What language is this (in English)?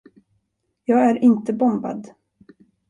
Swedish